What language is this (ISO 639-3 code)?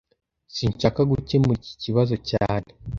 kin